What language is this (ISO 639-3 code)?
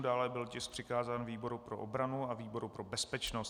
ces